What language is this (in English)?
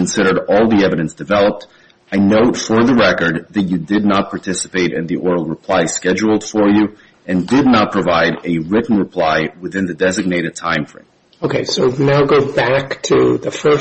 English